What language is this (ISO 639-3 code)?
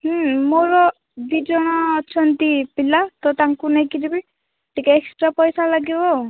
ori